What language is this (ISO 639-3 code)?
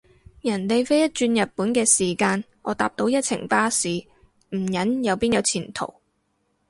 yue